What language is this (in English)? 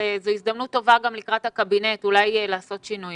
Hebrew